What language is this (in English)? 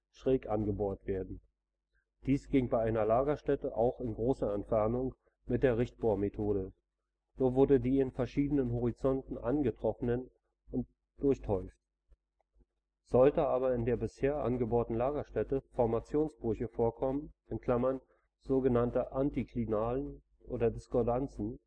German